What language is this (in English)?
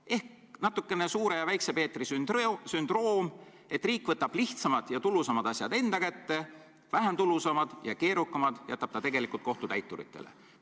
Estonian